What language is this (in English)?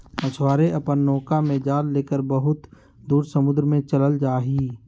Magahi